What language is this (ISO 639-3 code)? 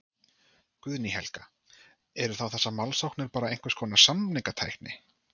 isl